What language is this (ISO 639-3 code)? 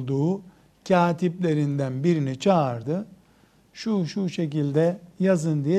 tur